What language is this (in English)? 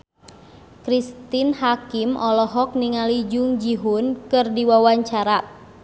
Sundanese